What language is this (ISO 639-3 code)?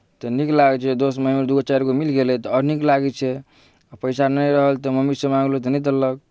mai